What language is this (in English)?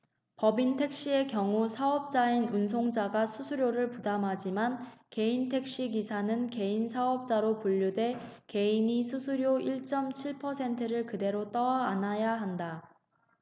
Korean